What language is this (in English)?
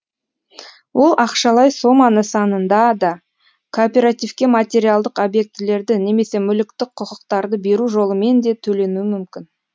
Kazakh